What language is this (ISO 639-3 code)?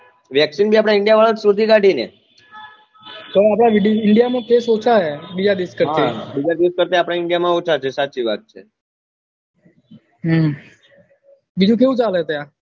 guj